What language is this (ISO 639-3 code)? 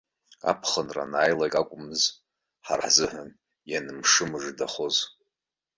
abk